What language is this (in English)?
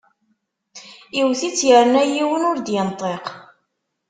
Kabyle